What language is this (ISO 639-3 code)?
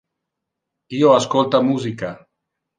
ina